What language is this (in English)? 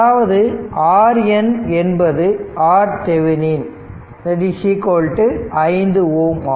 Tamil